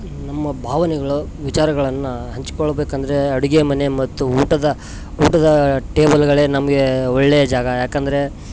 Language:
Kannada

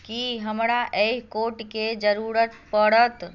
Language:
Maithili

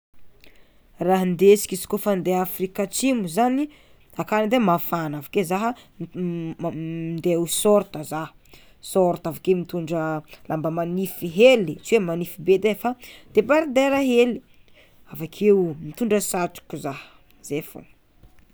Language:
Tsimihety Malagasy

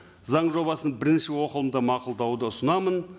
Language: Kazakh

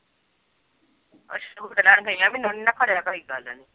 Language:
Punjabi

